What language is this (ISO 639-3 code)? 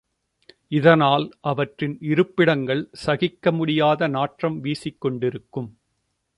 tam